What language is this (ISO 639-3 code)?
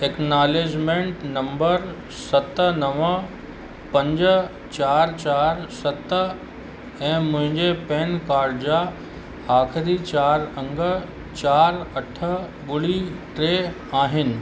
snd